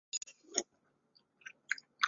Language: Chinese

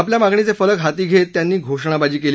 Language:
Marathi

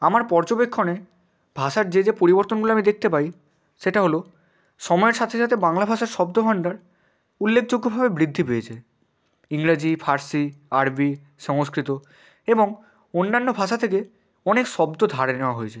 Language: Bangla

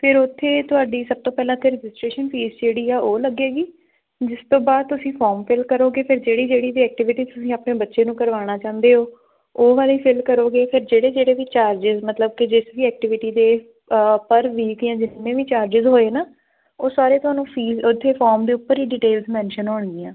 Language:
Punjabi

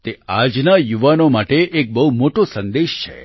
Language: Gujarati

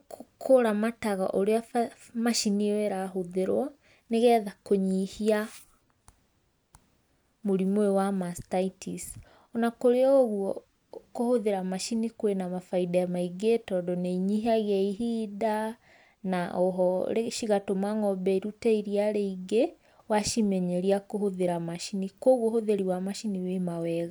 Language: Kikuyu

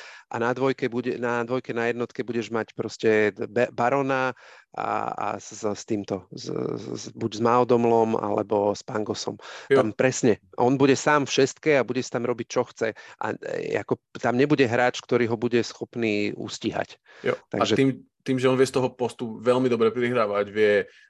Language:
Slovak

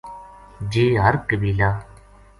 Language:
Gujari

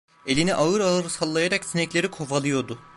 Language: Turkish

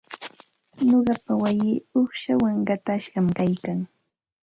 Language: Santa Ana de Tusi Pasco Quechua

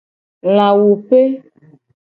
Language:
Gen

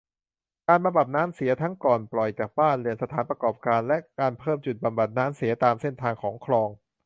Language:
Thai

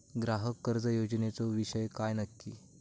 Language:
Marathi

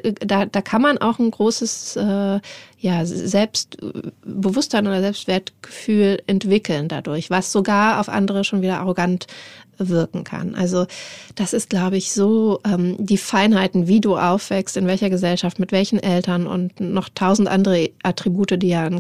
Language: German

